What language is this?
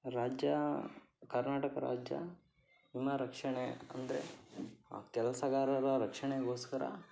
Kannada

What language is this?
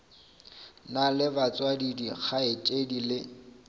Northern Sotho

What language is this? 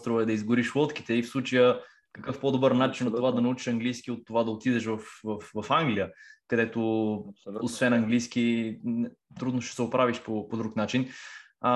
Bulgarian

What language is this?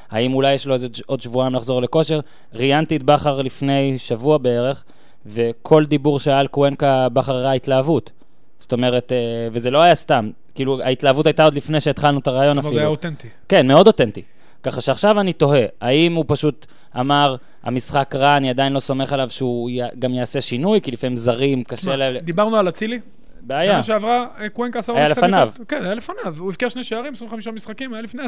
Hebrew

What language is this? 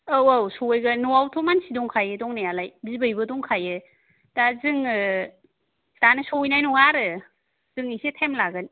Bodo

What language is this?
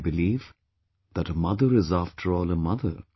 English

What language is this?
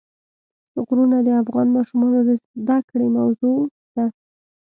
Pashto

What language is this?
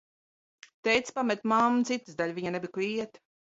Latvian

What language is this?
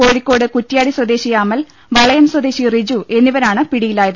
Malayalam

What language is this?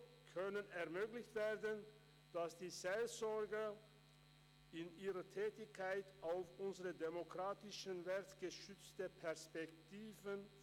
Swiss German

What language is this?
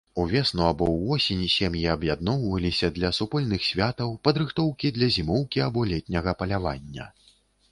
Belarusian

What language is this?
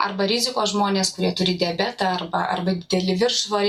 Lithuanian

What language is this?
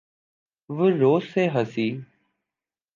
Urdu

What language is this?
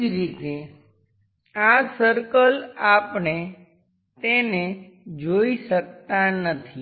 Gujarati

